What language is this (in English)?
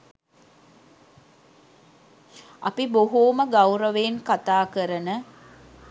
Sinhala